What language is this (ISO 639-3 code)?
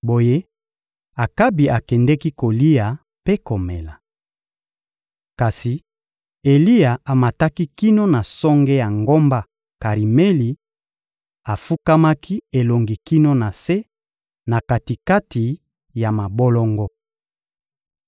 lin